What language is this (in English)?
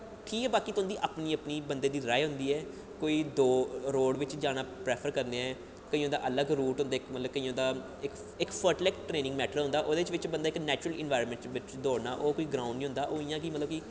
Dogri